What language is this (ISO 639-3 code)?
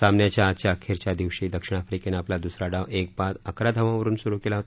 mar